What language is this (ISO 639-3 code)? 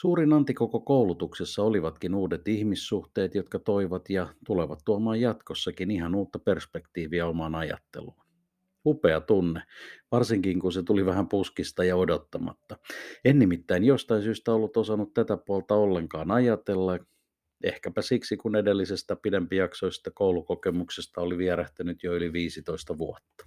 fin